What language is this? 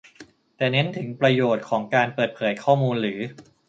Thai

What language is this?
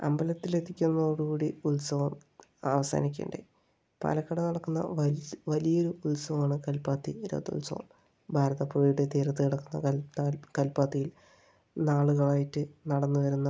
Malayalam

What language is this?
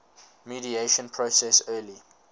English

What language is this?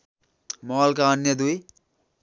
Nepali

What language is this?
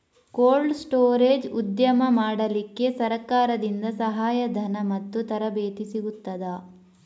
Kannada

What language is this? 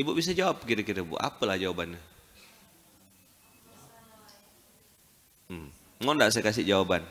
Indonesian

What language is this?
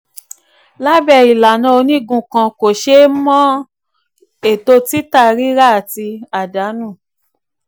Yoruba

